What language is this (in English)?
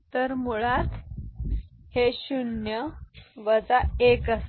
Marathi